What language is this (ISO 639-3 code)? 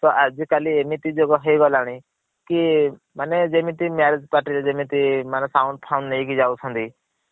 ori